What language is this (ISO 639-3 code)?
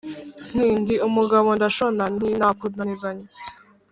kin